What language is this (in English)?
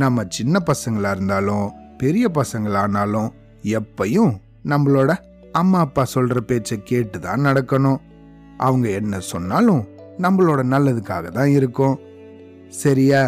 Tamil